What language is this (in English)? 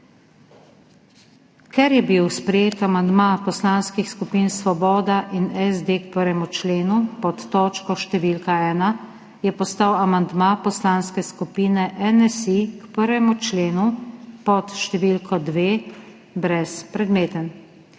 Slovenian